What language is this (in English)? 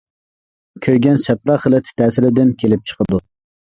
Uyghur